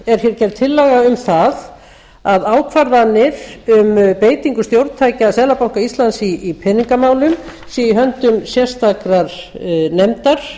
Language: Icelandic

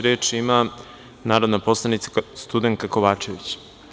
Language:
Serbian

